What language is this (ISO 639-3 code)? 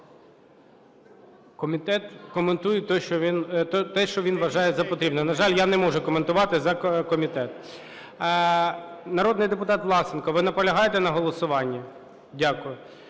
ukr